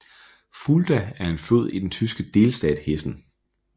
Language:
Danish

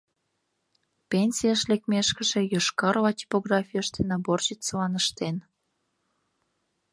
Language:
Mari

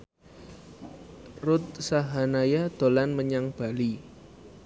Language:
Javanese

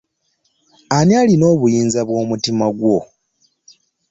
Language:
Ganda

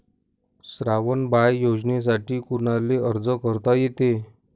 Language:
Marathi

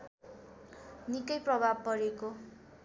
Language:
Nepali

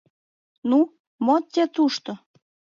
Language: Mari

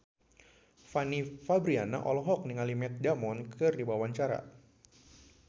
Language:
Sundanese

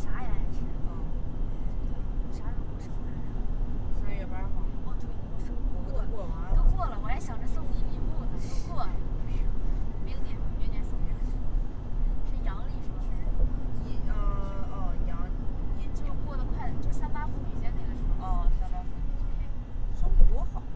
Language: Chinese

